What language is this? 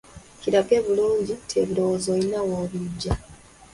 Ganda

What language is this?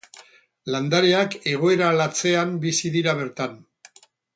Basque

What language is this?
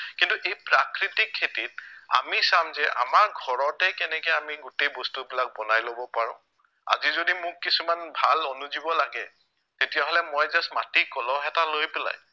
Assamese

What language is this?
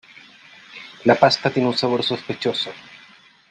Spanish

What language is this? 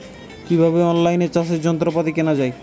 Bangla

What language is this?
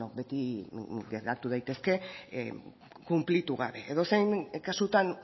Basque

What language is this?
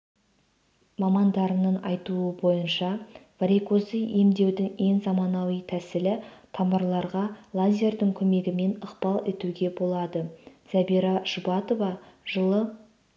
Kazakh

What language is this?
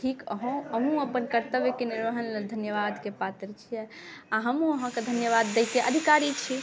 Maithili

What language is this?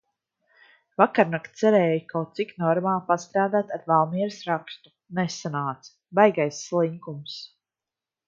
Latvian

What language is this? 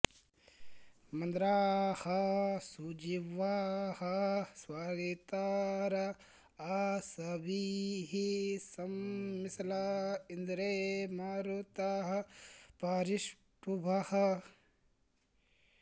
Sanskrit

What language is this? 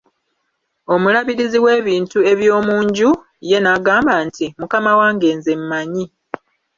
Ganda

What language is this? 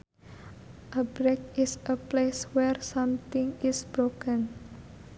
Sundanese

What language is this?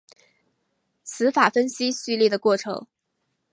Chinese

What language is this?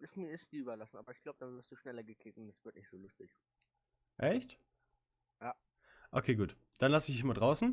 German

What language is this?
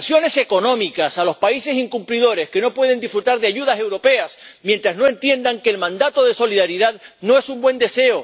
Spanish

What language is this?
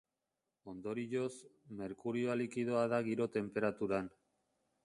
Basque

